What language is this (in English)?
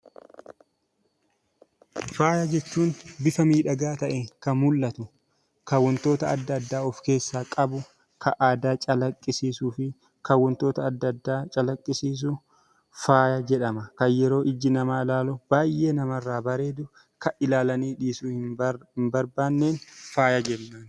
Oromo